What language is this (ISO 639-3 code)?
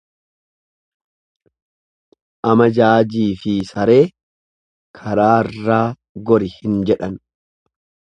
orm